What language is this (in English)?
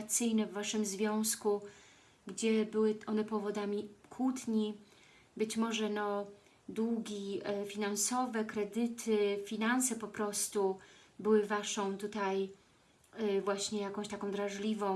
Polish